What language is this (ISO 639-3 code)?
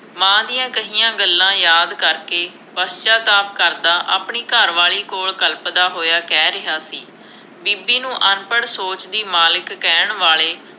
pan